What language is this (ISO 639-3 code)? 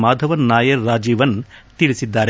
kan